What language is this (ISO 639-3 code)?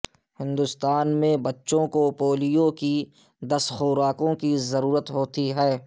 urd